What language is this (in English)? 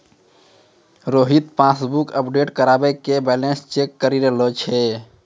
Maithili